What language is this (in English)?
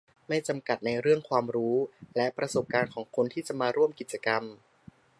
Thai